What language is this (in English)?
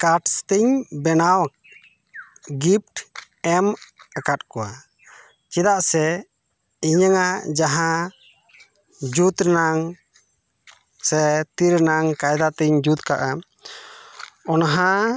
Santali